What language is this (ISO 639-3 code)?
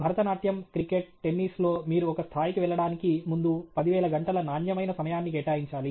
tel